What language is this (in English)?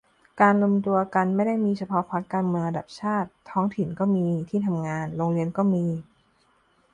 Thai